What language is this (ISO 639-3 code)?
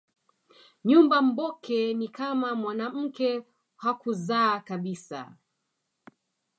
swa